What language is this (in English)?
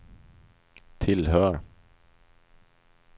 Swedish